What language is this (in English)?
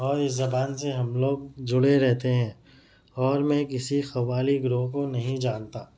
Urdu